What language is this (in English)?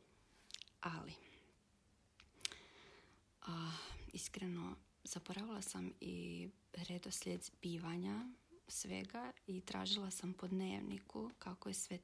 Croatian